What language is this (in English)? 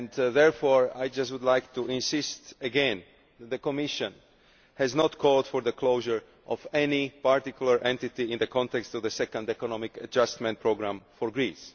English